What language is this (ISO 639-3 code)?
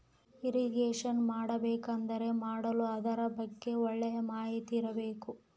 kan